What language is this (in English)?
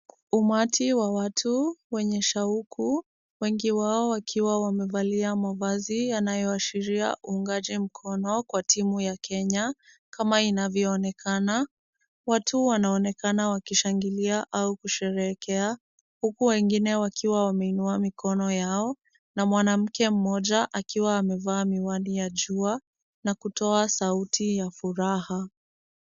Swahili